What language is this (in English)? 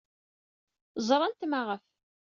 Kabyle